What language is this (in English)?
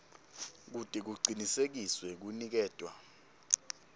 Swati